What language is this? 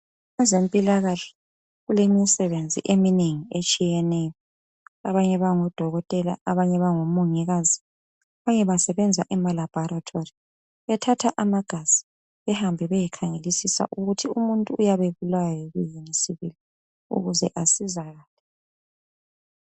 North Ndebele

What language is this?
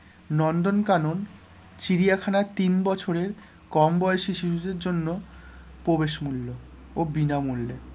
Bangla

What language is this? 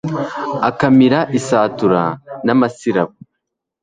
Kinyarwanda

